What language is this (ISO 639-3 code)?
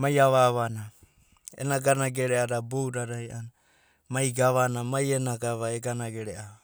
kbt